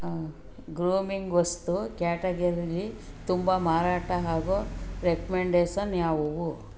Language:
Kannada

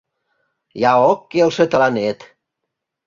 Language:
Mari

